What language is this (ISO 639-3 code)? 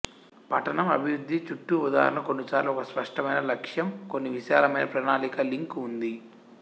tel